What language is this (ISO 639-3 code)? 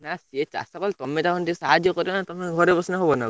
ori